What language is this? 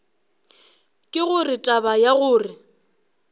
Northern Sotho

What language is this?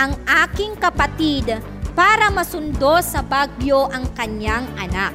Filipino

